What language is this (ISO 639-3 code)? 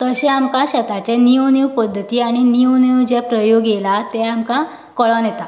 kok